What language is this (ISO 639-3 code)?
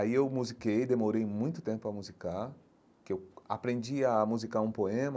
por